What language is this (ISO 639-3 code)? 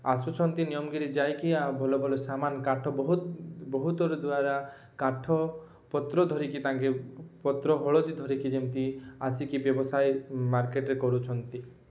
ori